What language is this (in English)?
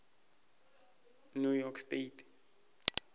Northern Sotho